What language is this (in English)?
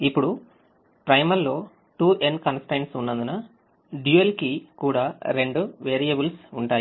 Telugu